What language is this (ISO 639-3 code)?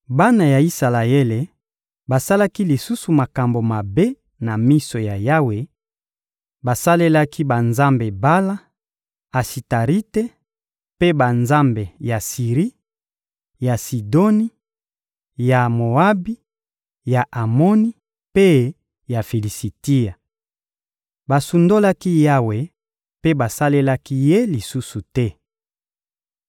lin